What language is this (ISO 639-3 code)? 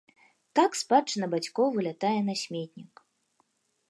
bel